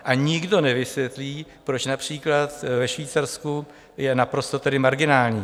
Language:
Czech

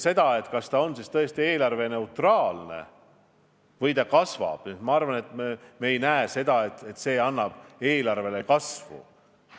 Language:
Estonian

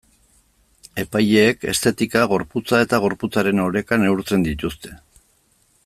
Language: Basque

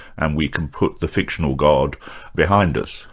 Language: English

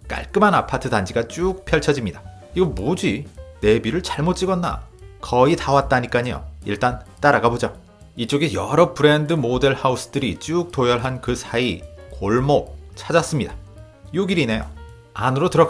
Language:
Korean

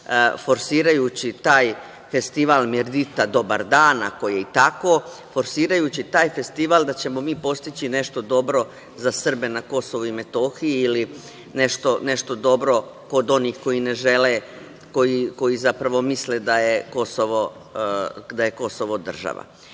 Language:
Serbian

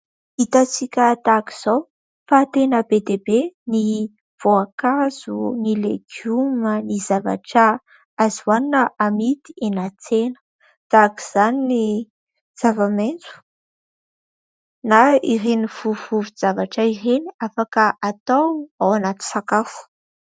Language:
Malagasy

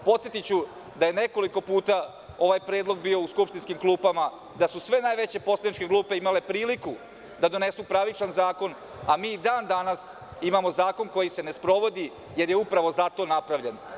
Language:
Serbian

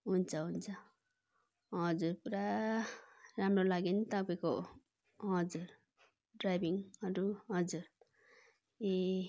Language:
Nepali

